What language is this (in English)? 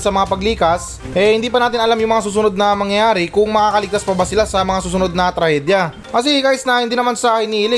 Filipino